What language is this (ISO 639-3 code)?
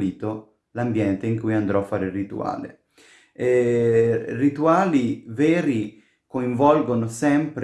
ita